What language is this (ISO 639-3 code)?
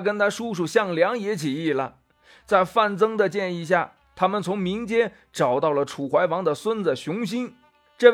zho